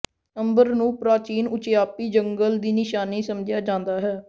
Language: Punjabi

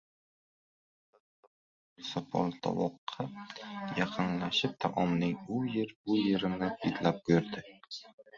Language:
Uzbek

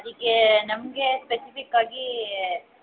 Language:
Kannada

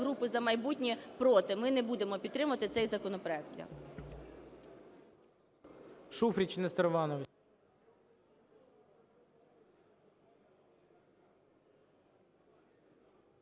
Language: Ukrainian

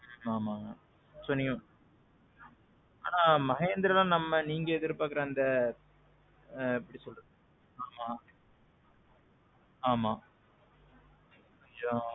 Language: Tamil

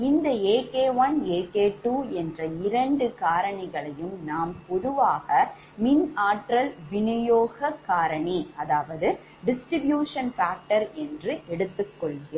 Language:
Tamil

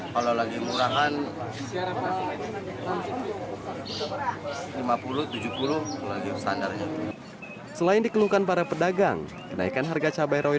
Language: Indonesian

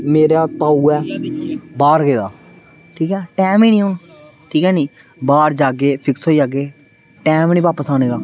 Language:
Dogri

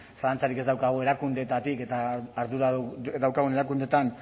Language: Basque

